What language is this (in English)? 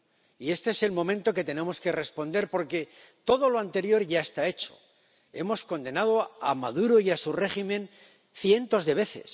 Spanish